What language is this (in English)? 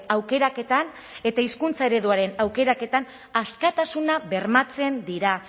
Basque